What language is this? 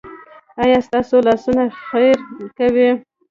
Pashto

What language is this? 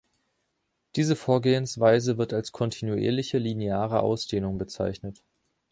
German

